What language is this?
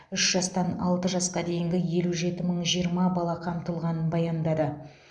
Kazakh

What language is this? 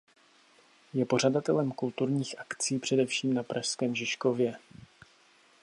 Czech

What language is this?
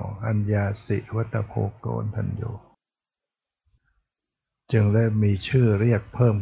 Thai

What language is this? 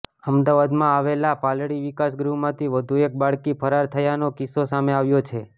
Gujarati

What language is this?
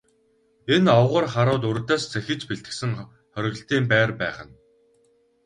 Mongolian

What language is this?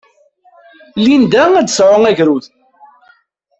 Kabyle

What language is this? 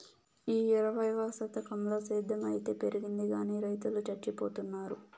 Telugu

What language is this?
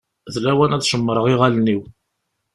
Kabyle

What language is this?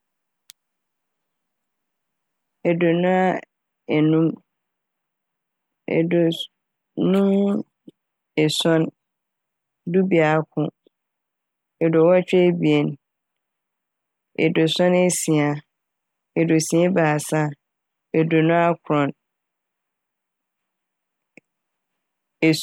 Akan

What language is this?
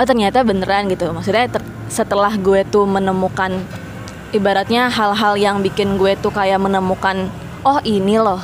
Indonesian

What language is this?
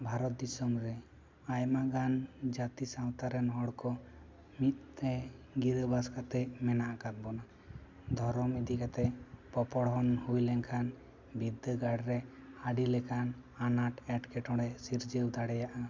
Santali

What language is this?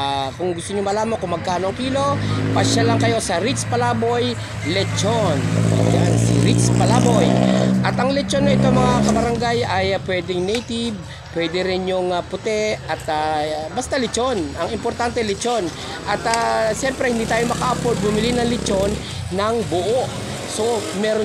Filipino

